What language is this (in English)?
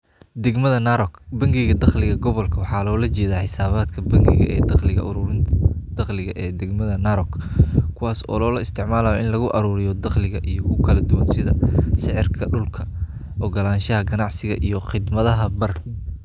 Somali